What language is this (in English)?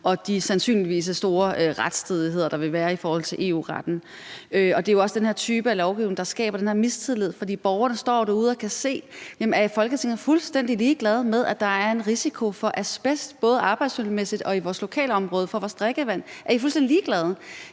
Danish